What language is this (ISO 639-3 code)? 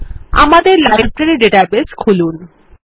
ben